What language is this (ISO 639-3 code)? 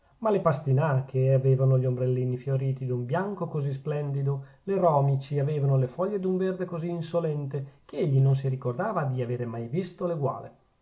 ita